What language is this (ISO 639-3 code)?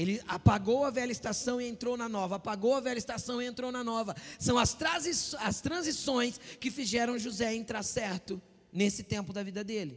por